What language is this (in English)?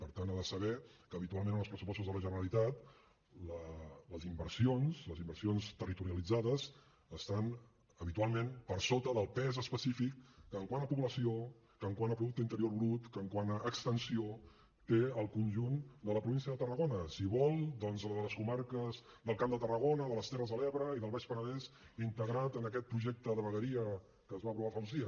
Catalan